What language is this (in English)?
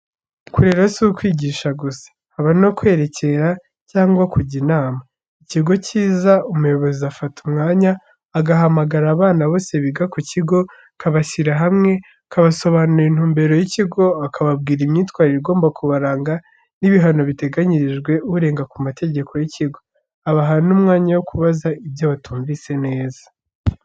Kinyarwanda